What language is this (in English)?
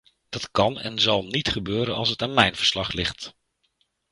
Dutch